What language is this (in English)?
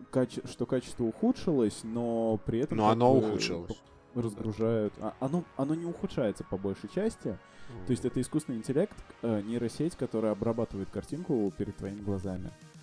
Russian